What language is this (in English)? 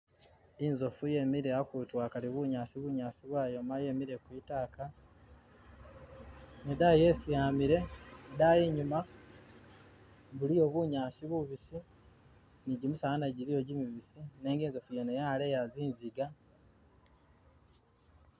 Masaaba